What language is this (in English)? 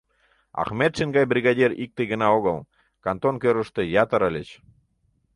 Mari